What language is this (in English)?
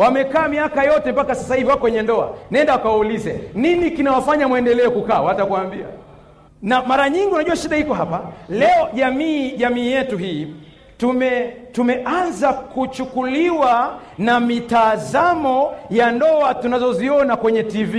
Swahili